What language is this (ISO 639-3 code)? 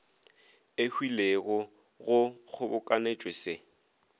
nso